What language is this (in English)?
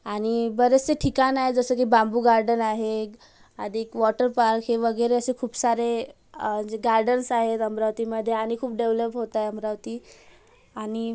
Marathi